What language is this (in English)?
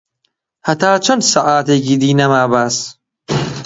Central Kurdish